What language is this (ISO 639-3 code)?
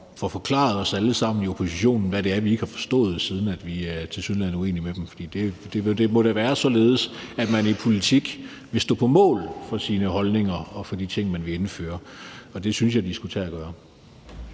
dan